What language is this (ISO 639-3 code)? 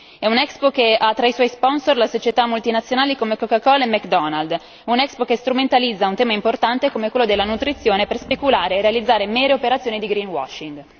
ita